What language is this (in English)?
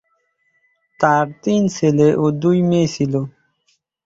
Bangla